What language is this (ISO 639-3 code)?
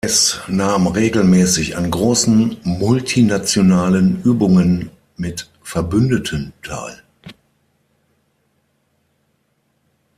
deu